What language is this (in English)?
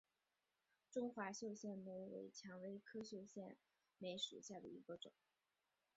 Chinese